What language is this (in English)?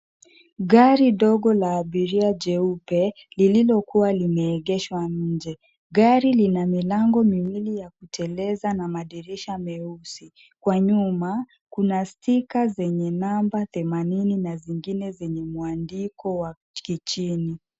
Swahili